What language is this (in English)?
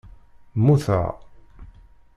Kabyle